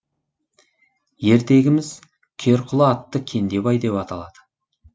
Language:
Kazakh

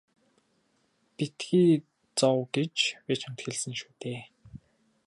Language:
Mongolian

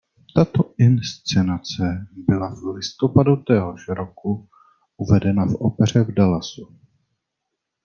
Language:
Czech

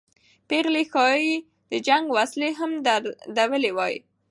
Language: Pashto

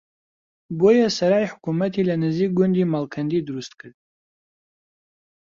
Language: Central Kurdish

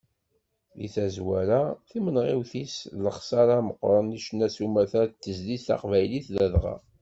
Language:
Kabyle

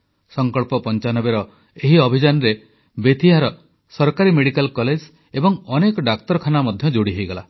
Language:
Odia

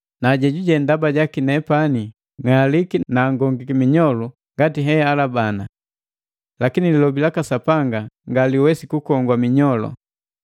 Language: Matengo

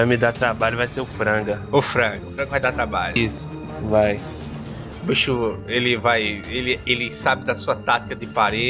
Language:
Portuguese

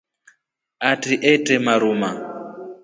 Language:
Rombo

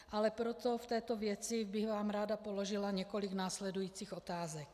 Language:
Czech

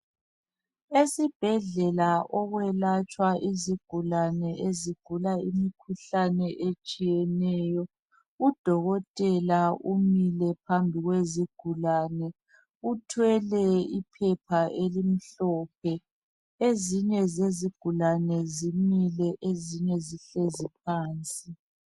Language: North Ndebele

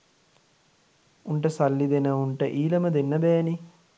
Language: Sinhala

